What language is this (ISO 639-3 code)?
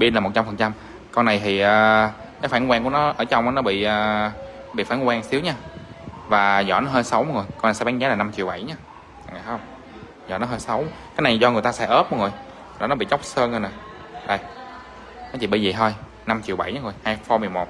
vie